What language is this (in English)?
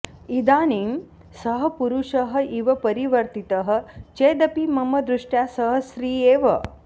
Sanskrit